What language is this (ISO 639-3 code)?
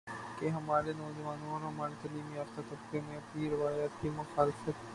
urd